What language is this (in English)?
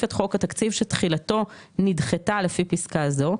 Hebrew